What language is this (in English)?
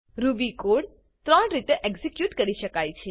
Gujarati